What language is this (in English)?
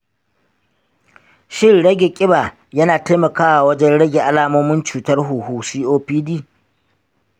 Hausa